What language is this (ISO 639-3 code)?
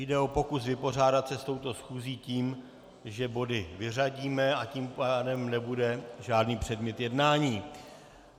ces